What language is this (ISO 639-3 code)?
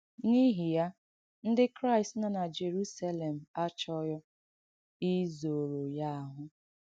ibo